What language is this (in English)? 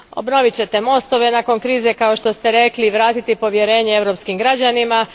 Croatian